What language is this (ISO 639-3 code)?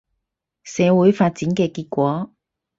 yue